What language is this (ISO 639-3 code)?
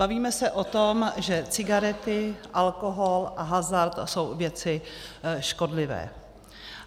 ces